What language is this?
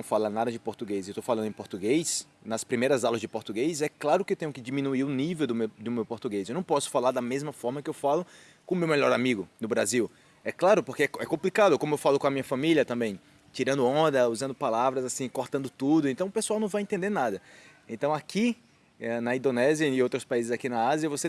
Portuguese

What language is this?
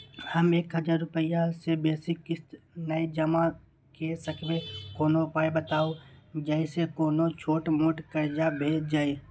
Maithili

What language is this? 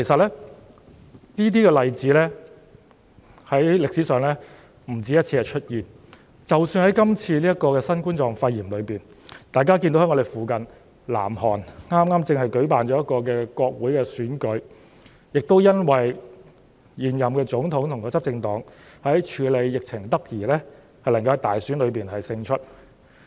Cantonese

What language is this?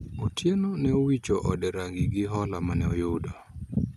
Luo (Kenya and Tanzania)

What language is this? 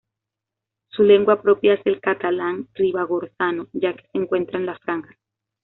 Spanish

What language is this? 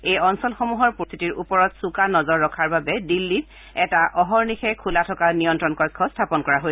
Assamese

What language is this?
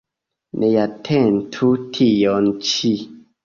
Esperanto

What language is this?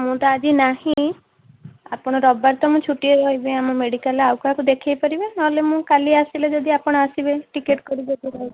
Odia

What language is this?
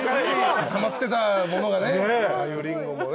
Japanese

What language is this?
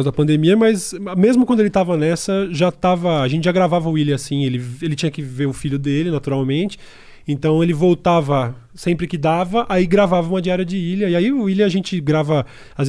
Portuguese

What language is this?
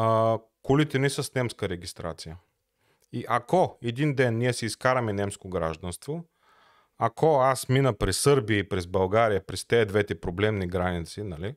Bulgarian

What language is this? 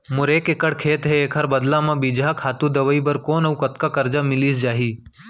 Chhattisgarhi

